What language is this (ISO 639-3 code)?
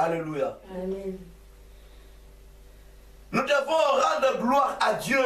fra